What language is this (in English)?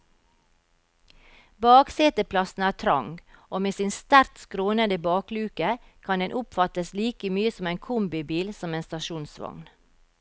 Norwegian